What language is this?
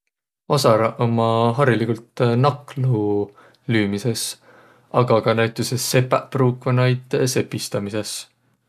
Võro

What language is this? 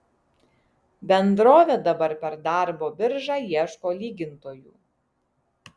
Lithuanian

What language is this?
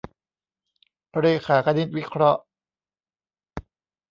Thai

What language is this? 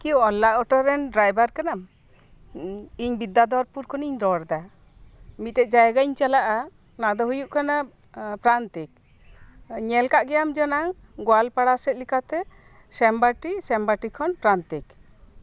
Santali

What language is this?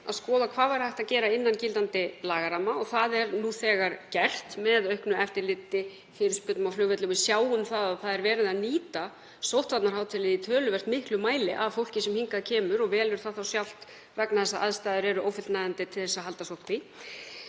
Icelandic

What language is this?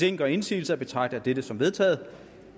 Danish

